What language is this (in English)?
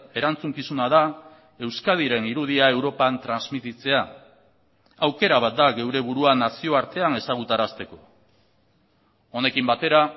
Basque